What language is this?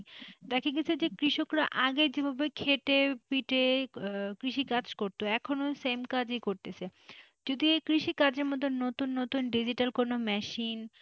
Bangla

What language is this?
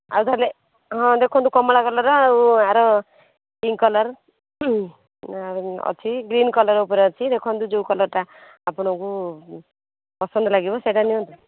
Odia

